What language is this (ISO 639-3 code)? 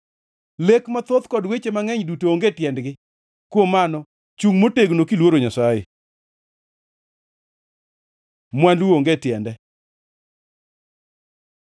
luo